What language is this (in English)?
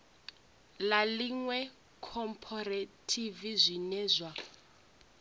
Venda